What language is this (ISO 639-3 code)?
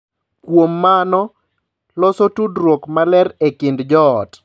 luo